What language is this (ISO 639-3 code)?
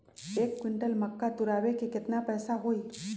mag